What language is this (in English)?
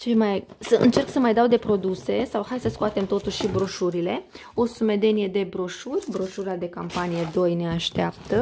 Romanian